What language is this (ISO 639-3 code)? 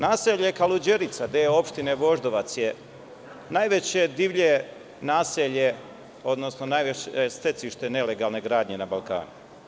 srp